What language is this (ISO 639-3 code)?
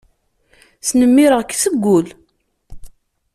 kab